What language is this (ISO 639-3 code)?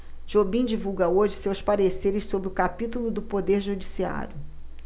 por